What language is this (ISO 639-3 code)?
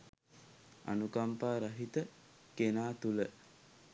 sin